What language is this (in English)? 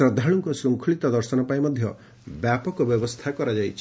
Odia